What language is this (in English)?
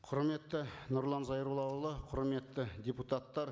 Kazakh